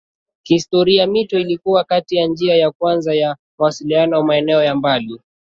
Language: Swahili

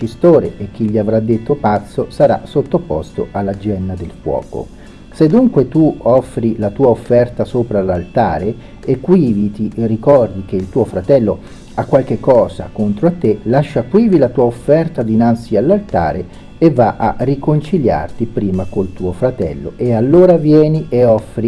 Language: Italian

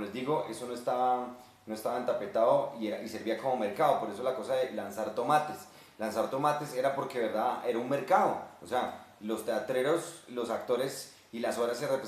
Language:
Spanish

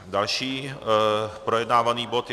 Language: Czech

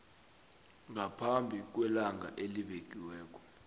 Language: South Ndebele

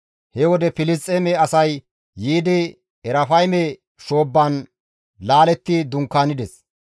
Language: Gamo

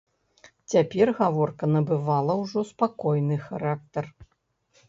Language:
Belarusian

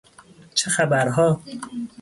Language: Persian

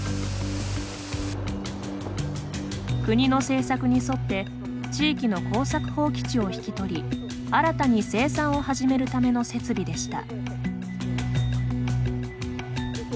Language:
Japanese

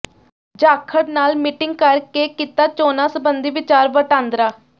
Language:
Punjabi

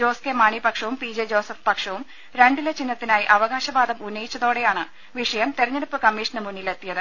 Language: Malayalam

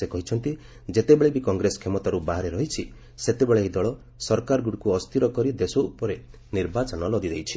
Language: Odia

